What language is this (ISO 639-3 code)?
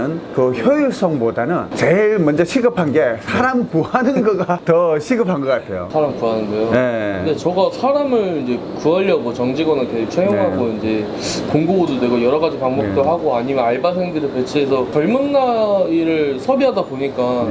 kor